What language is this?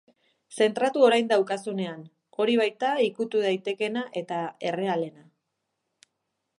Basque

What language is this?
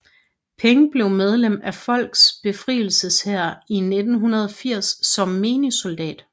Danish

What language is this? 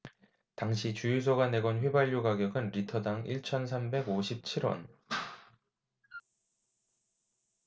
Korean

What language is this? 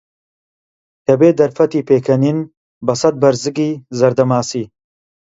Central Kurdish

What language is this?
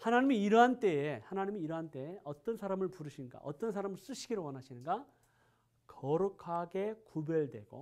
Korean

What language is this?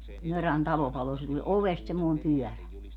Finnish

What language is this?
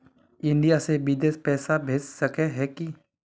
Magahi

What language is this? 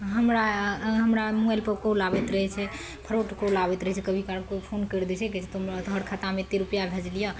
Maithili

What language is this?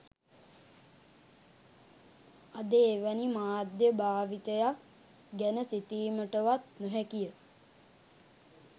Sinhala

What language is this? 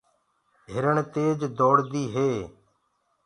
Gurgula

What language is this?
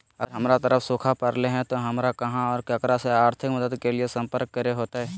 Magahi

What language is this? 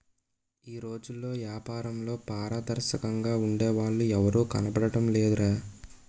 Telugu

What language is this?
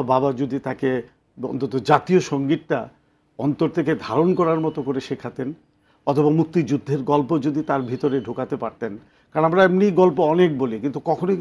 Hindi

